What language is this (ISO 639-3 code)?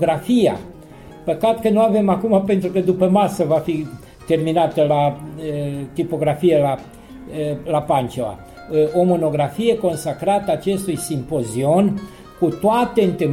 ron